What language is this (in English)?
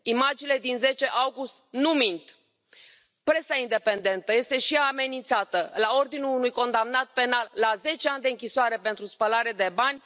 Romanian